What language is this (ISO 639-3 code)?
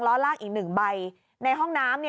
tha